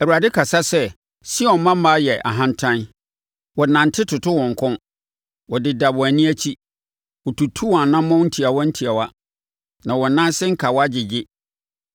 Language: Akan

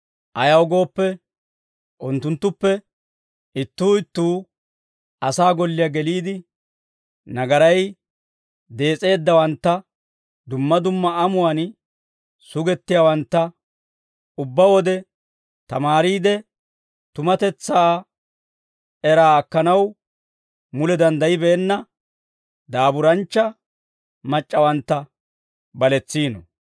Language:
Dawro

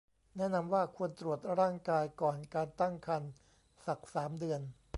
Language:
Thai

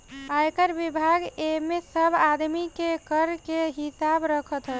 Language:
Bhojpuri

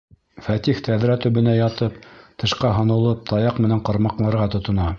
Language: Bashkir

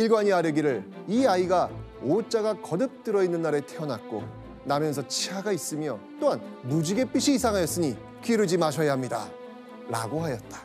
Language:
Korean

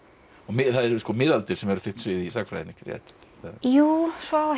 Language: Icelandic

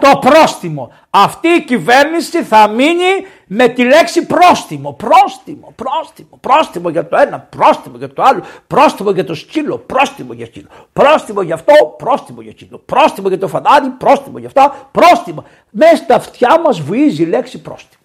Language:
Greek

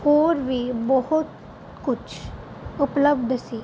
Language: Punjabi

